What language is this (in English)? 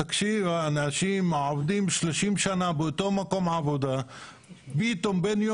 Hebrew